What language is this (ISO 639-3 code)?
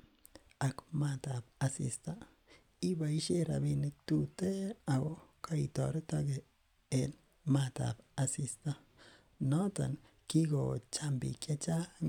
kln